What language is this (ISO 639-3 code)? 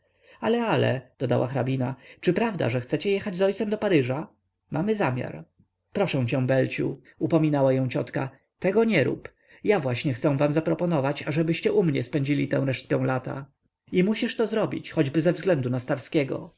pol